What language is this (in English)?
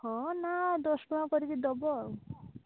Odia